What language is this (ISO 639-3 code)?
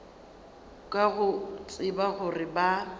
nso